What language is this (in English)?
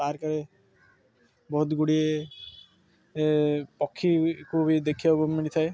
Odia